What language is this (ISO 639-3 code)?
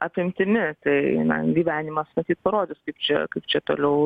lit